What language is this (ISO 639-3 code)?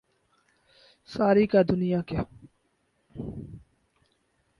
urd